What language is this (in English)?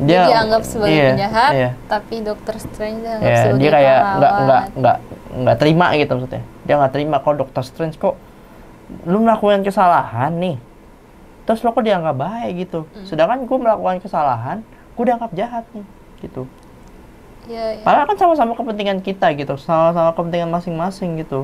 Indonesian